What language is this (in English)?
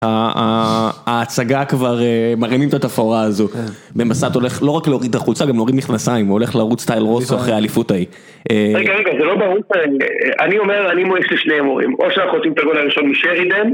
Hebrew